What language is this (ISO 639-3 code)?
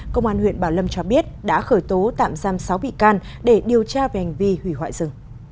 vie